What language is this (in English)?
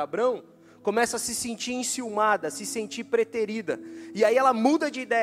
Portuguese